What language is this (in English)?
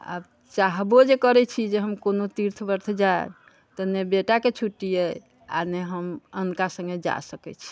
Maithili